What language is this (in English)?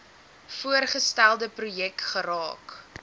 Afrikaans